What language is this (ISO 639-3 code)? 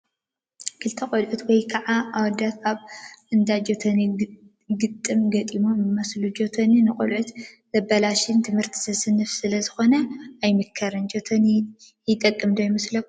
tir